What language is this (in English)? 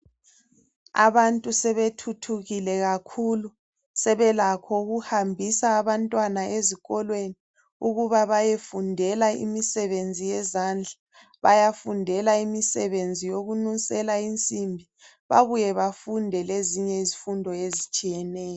North Ndebele